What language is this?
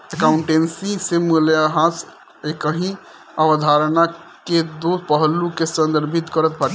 Bhojpuri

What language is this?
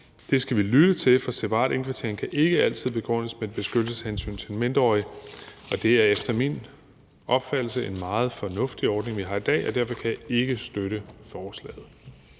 Danish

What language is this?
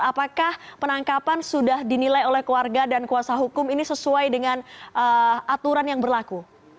Indonesian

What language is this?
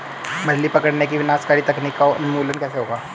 Hindi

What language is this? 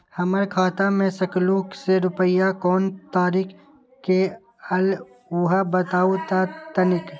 Magahi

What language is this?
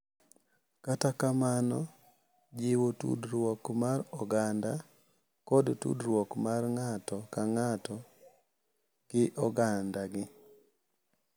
Luo (Kenya and Tanzania)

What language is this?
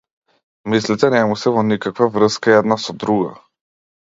Macedonian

